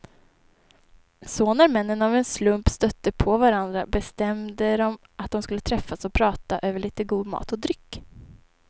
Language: Swedish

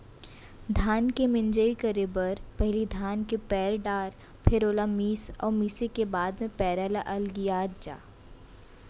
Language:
Chhattisgarhi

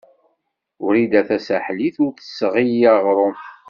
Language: Kabyle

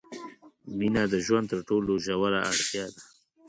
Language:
Pashto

